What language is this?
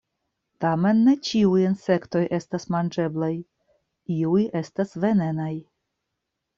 Esperanto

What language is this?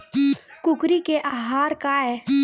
Chhattisgarhi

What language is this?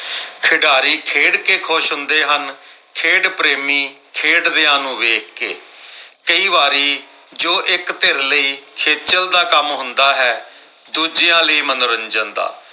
Punjabi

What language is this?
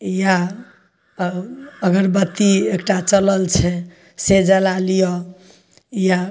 Maithili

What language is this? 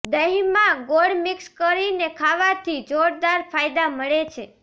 Gujarati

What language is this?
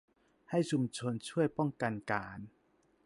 Thai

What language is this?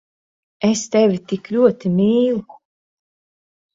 Latvian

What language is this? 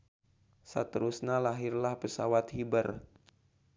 Sundanese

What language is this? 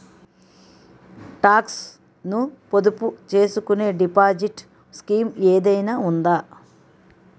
Telugu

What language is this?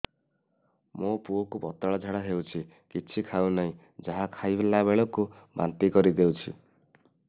Odia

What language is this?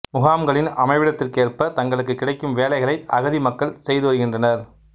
Tamil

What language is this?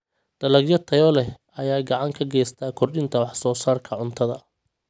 Somali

